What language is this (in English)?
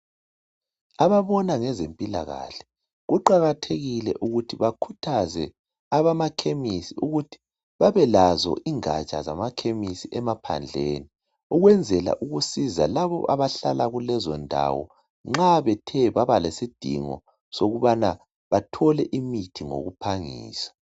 North Ndebele